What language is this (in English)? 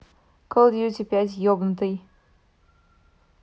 Russian